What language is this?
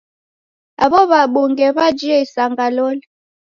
Taita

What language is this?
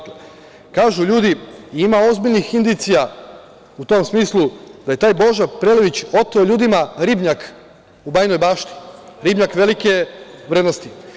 Serbian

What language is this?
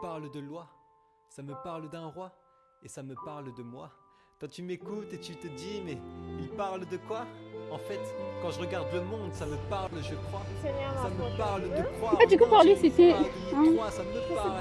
French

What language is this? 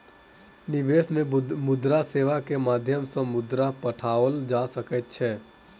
Maithili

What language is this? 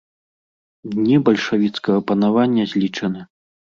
Belarusian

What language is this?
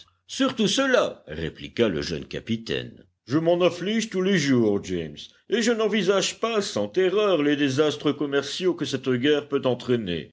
French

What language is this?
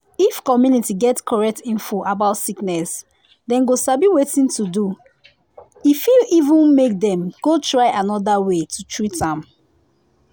Nigerian Pidgin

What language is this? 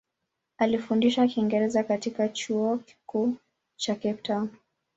Swahili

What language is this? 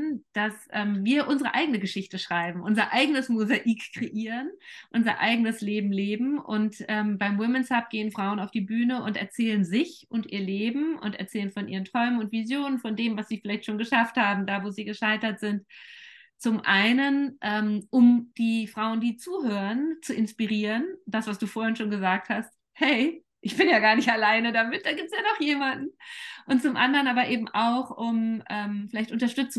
German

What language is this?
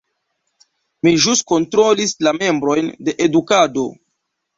Esperanto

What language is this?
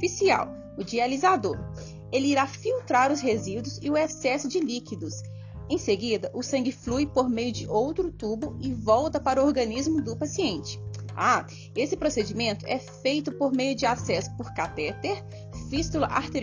Portuguese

